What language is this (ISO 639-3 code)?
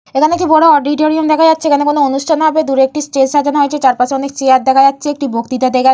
ben